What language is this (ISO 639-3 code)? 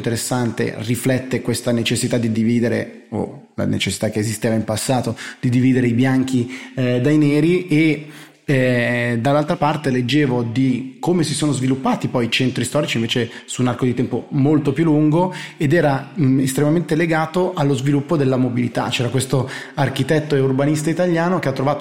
ita